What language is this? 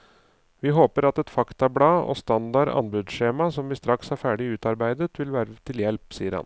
Norwegian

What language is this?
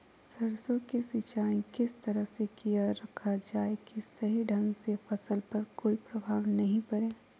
Magahi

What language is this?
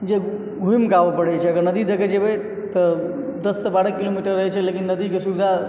Maithili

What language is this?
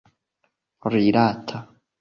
Esperanto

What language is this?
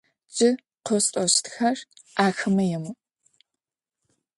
Adyghe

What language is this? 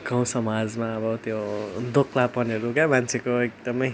Nepali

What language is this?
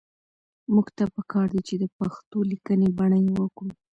Pashto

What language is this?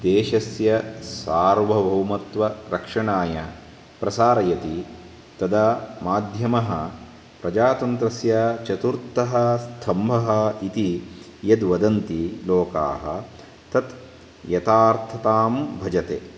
Sanskrit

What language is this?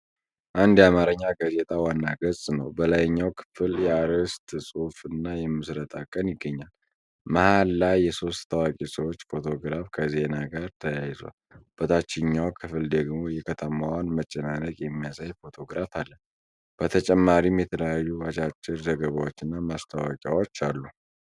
Amharic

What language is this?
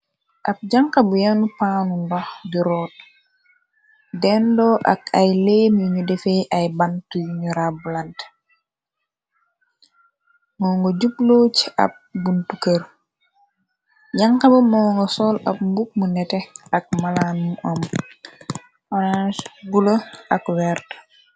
Wolof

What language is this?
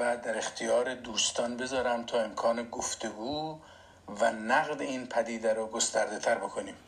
Persian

